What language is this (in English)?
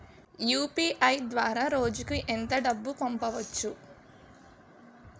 Telugu